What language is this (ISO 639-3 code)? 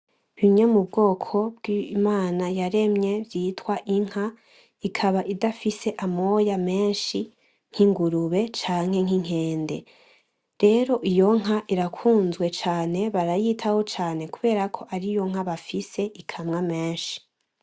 run